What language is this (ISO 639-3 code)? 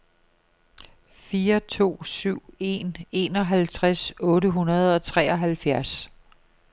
dan